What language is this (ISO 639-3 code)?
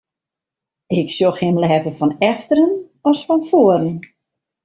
fry